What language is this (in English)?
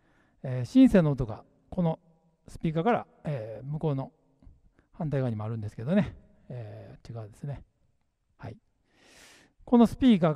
Japanese